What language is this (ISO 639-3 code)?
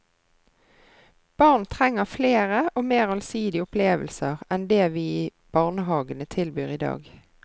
nor